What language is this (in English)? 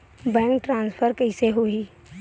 Chhattisgarhi